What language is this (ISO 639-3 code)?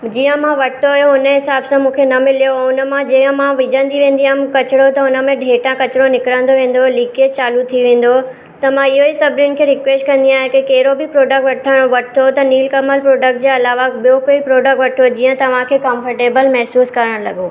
snd